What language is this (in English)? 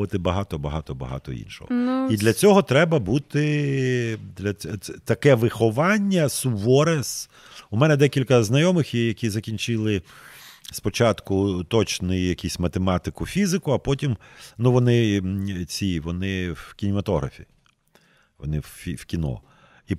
Ukrainian